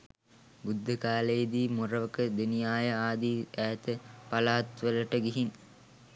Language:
Sinhala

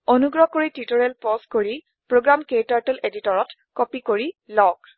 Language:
Assamese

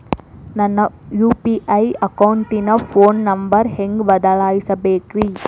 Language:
Kannada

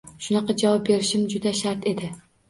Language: Uzbek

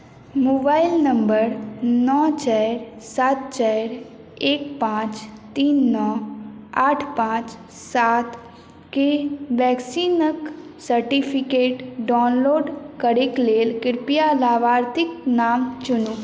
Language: Maithili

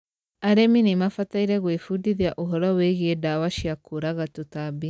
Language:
Kikuyu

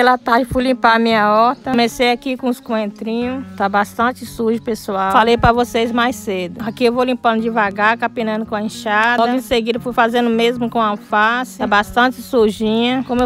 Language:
Portuguese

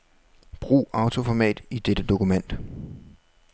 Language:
Danish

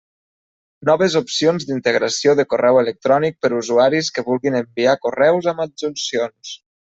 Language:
Catalan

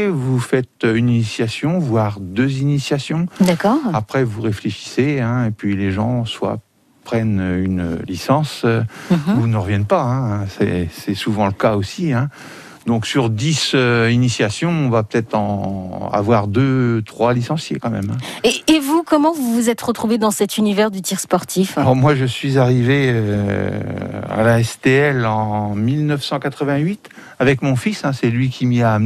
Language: French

